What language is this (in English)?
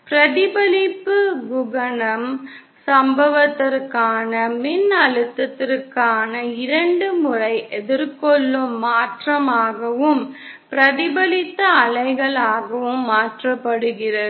Tamil